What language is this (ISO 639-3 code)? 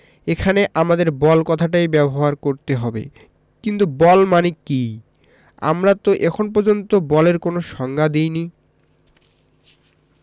ben